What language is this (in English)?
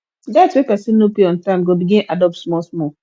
Nigerian Pidgin